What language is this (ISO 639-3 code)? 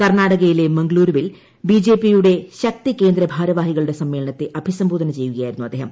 mal